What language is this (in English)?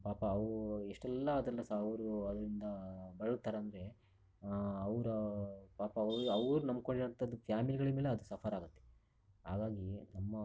Kannada